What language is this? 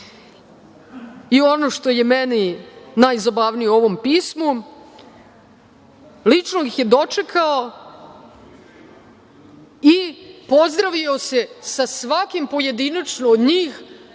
Serbian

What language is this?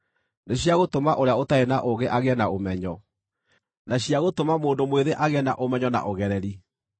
Kikuyu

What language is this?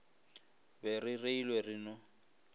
Northern Sotho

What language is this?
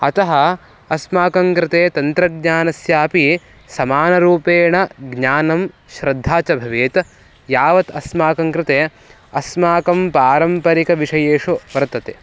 Sanskrit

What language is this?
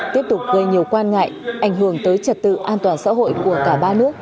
Vietnamese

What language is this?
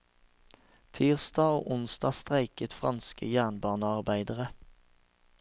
Norwegian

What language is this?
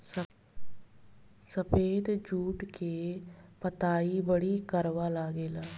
Bhojpuri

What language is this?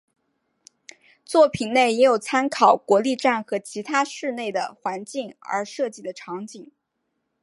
Chinese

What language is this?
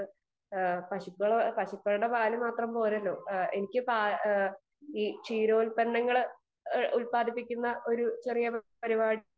Malayalam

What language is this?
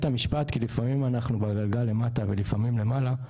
Hebrew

